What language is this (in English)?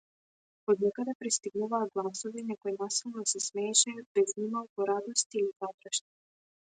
Macedonian